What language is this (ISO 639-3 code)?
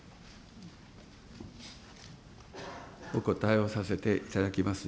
jpn